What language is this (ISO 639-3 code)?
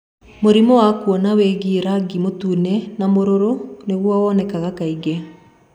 kik